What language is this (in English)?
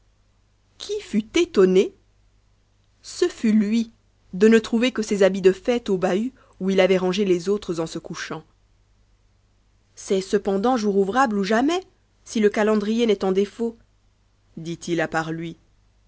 French